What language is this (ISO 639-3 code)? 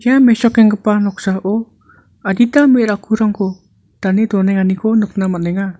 grt